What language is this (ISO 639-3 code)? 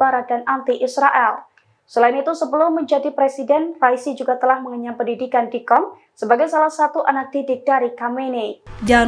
ind